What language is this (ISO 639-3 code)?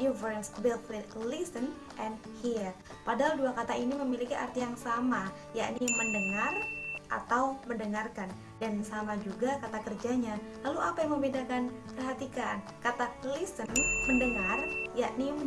ind